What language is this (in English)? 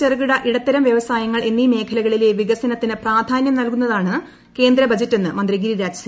Malayalam